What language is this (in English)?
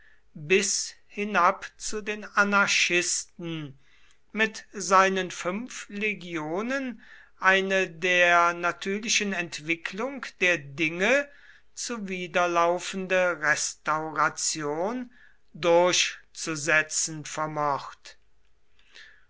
German